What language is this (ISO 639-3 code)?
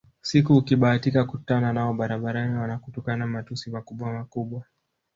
swa